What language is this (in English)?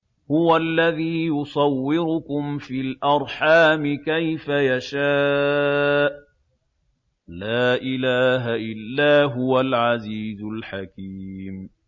Arabic